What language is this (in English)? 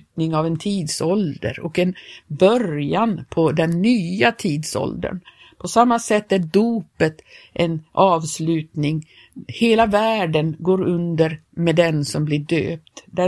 Swedish